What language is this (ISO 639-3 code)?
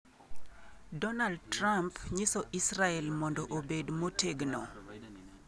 luo